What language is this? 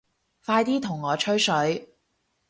Cantonese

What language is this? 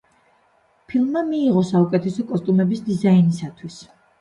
Georgian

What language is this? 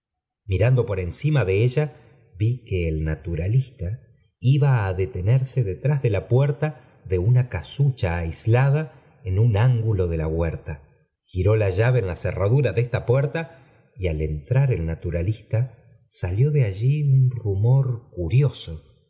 Spanish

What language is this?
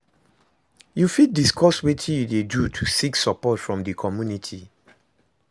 Nigerian Pidgin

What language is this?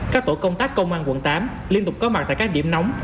Vietnamese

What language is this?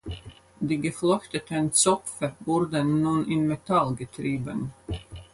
German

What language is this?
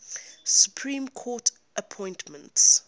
English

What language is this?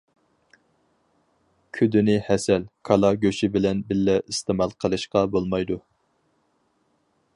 Uyghur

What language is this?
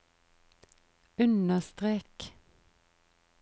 Norwegian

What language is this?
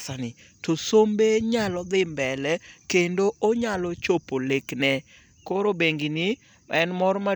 Luo (Kenya and Tanzania)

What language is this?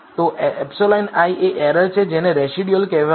Gujarati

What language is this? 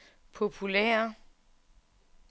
Danish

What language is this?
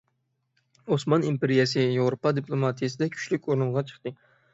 Uyghur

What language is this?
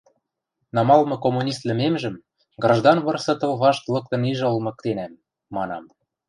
Western Mari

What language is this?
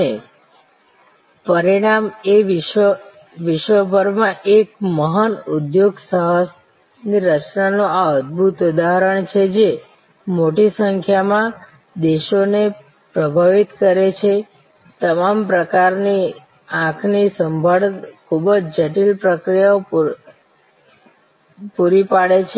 Gujarati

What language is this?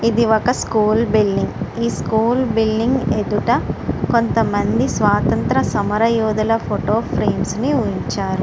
Telugu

